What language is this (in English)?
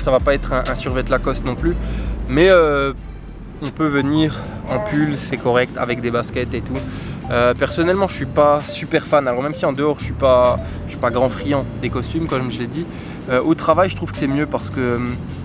French